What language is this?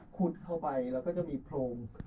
Thai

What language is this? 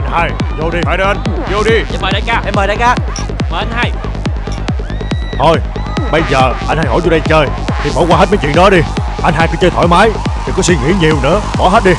Vietnamese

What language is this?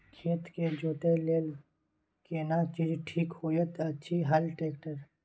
Maithili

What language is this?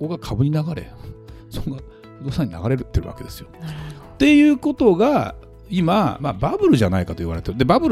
Japanese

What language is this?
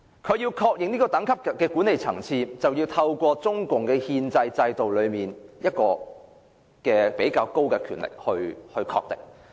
Cantonese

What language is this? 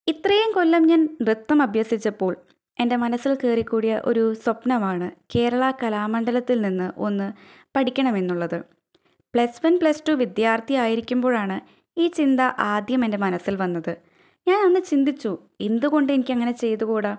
Malayalam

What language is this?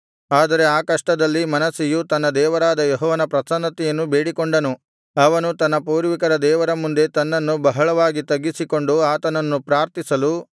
Kannada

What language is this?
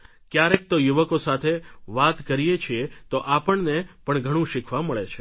Gujarati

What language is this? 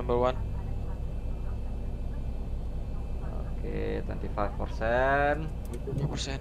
Indonesian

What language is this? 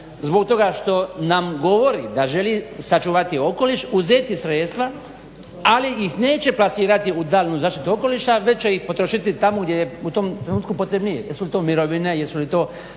Croatian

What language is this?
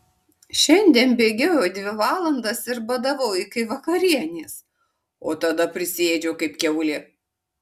Lithuanian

